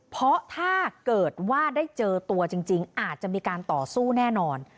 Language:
Thai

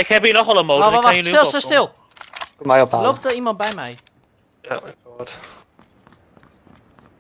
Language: Dutch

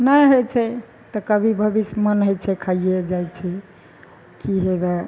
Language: Maithili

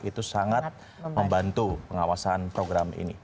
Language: Indonesian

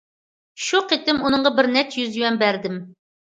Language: Uyghur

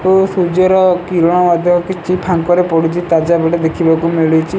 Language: Odia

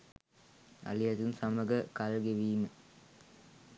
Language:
Sinhala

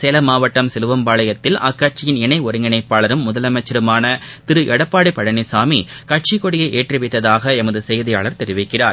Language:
Tamil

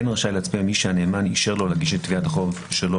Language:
Hebrew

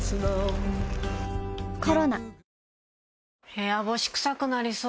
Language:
Japanese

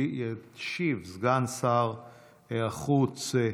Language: Hebrew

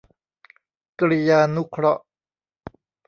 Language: Thai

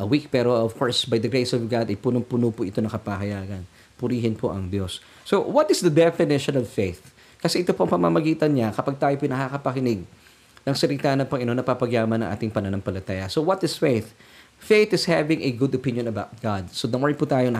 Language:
Filipino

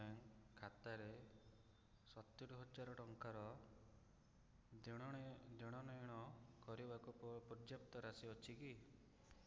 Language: Odia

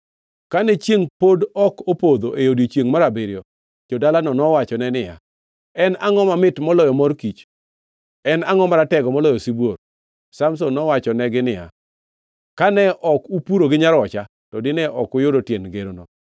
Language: Luo (Kenya and Tanzania)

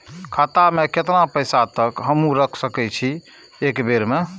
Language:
Maithili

